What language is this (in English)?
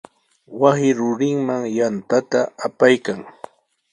Sihuas Ancash Quechua